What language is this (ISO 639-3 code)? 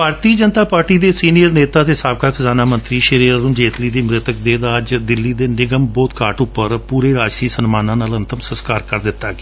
pan